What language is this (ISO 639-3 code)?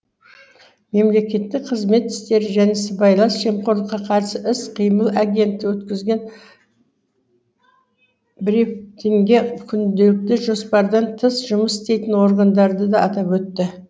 kaz